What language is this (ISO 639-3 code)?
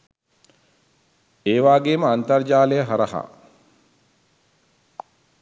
sin